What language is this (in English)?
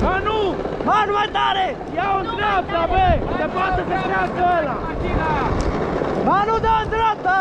Romanian